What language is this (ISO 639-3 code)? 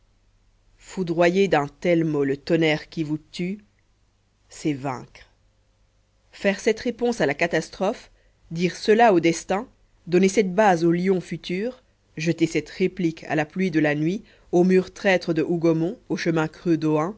fra